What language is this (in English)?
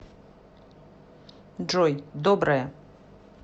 Russian